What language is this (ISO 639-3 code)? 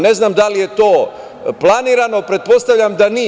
srp